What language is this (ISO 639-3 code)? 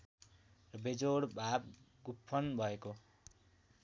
nep